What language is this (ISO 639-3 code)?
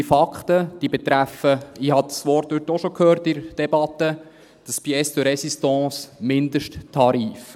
gsw